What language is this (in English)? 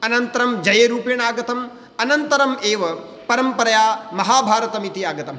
Sanskrit